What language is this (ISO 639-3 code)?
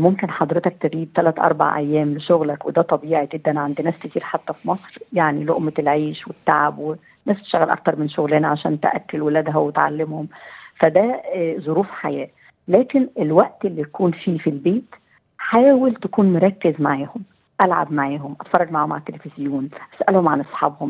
ara